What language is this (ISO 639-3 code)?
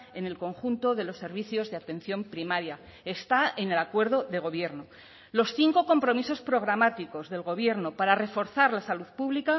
spa